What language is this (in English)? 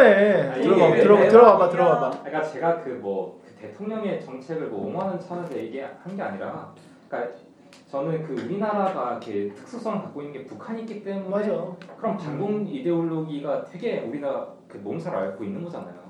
Korean